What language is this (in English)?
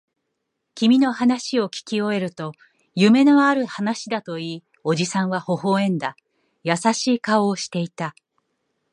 Japanese